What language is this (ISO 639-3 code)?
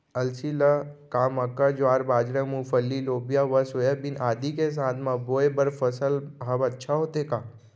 hne